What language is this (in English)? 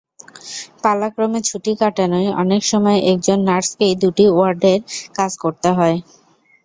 Bangla